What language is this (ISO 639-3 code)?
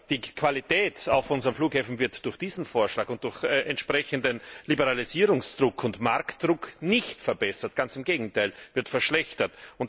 deu